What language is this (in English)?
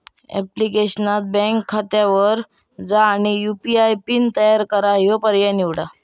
Marathi